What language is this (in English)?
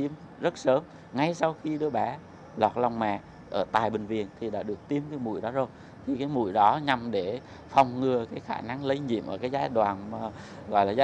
Vietnamese